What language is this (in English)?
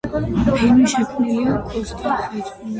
Georgian